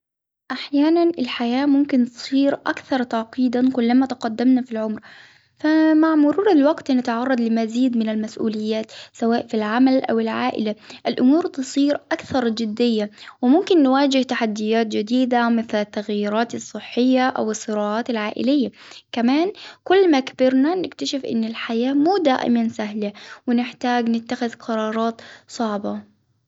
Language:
Hijazi Arabic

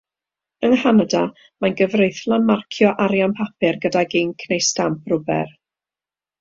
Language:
Welsh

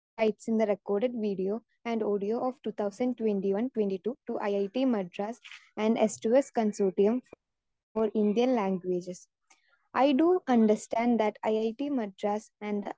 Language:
Malayalam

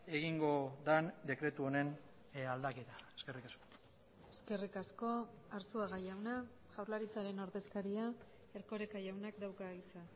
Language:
Basque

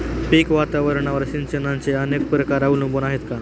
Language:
Marathi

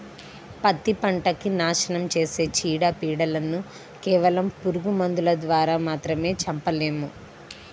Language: Telugu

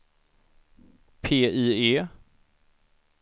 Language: Swedish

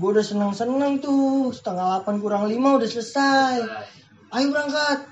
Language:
Indonesian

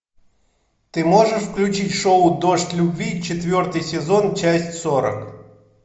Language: Russian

